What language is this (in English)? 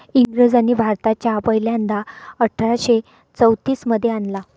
Marathi